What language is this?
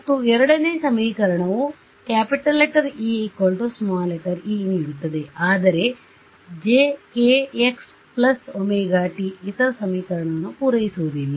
Kannada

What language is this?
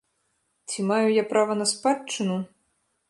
Belarusian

